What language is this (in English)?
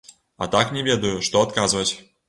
Belarusian